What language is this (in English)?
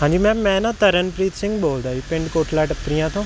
Punjabi